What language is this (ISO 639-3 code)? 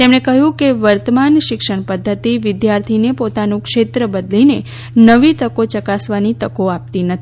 guj